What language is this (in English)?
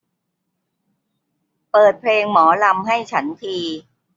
Thai